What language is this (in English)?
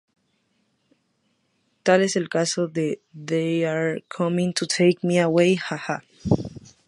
Spanish